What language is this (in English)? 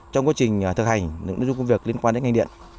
Vietnamese